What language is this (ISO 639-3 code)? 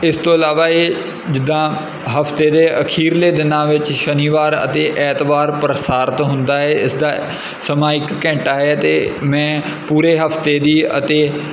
pan